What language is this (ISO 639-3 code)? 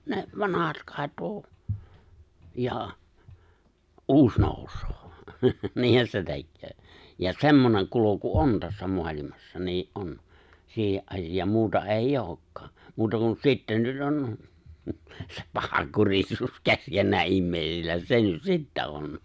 fin